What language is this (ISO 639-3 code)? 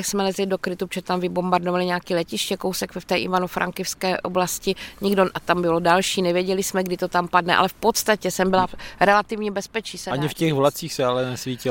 ces